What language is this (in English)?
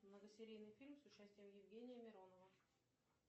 Russian